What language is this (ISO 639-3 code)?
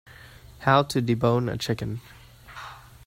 eng